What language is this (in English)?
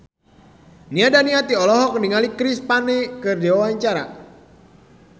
Sundanese